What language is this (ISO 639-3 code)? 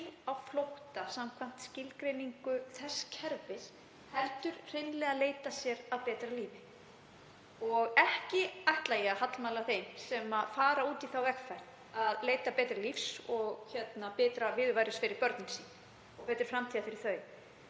isl